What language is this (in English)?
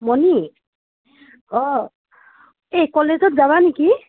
Assamese